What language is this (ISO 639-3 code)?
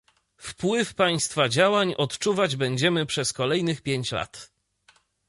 pol